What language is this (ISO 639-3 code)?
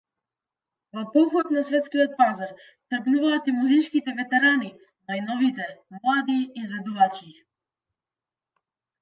mkd